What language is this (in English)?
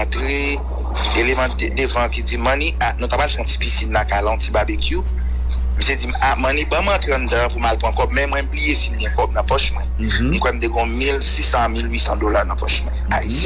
French